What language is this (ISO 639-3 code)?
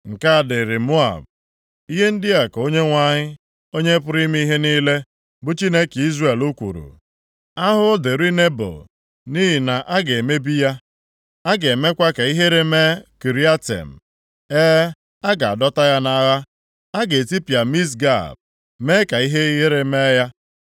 ibo